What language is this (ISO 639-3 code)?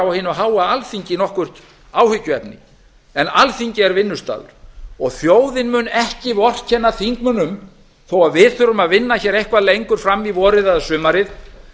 isl